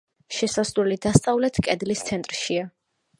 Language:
Georgian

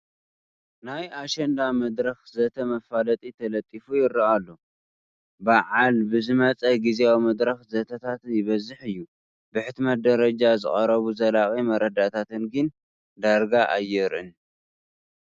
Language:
Tigrinya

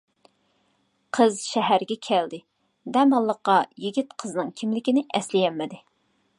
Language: Uyghur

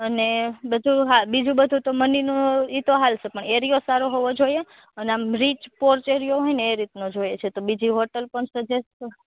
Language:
Gujarati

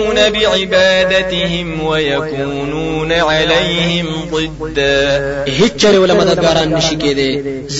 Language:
Arabic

